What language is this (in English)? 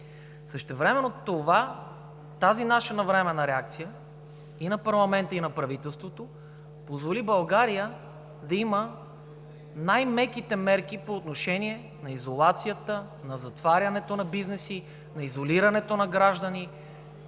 Bulgarian